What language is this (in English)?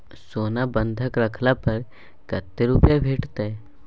Maithili